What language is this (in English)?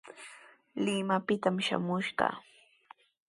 Sihuas Ancash Quechua